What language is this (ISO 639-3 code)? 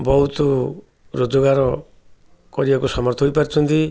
ori